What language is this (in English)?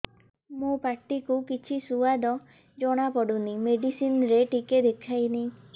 Odia